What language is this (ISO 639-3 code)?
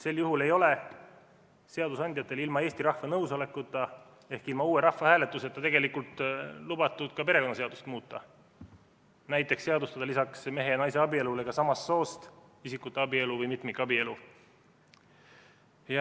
est